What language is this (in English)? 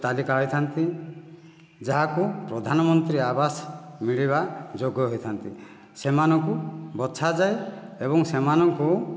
Odia